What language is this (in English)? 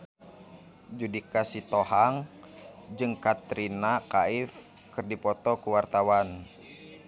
Sundanese